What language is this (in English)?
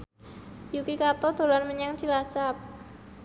Javanese